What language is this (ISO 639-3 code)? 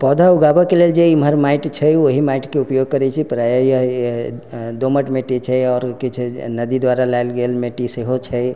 mai